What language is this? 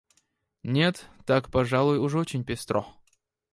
Russian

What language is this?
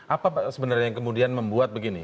Indonesian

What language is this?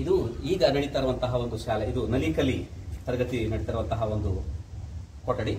Kannada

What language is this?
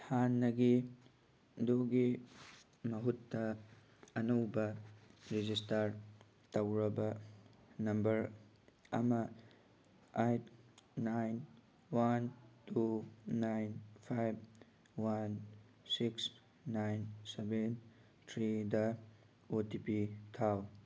Manipuri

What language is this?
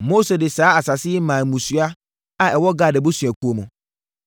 Akan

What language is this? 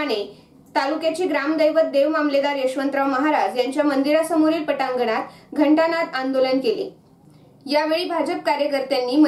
Hindi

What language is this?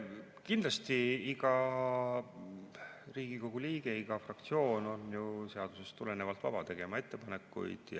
Estonian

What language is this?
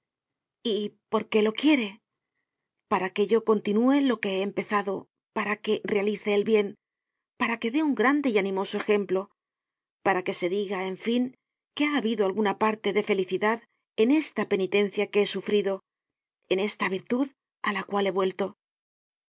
Spanish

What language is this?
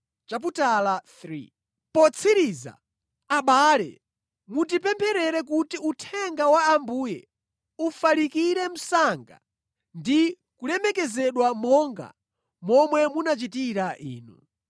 Nyanja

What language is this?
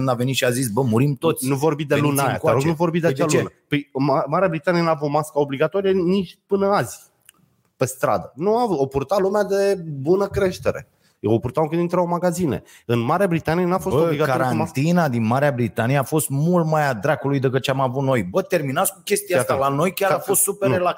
Romanian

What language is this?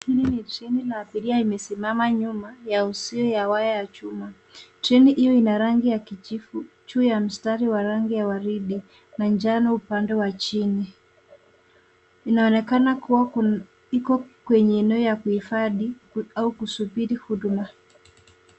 Swahili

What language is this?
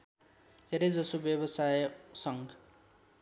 Nepali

